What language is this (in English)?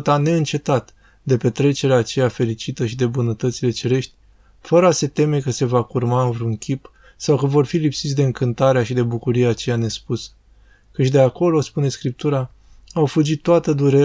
Romanian